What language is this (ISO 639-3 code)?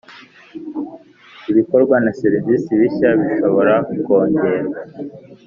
kin